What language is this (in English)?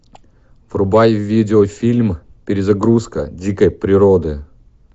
Russian